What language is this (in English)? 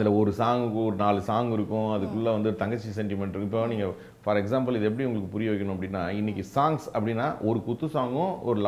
Tamil